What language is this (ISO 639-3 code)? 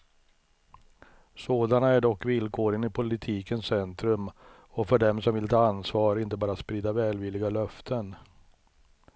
swe